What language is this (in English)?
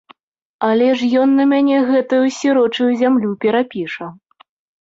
Belarusian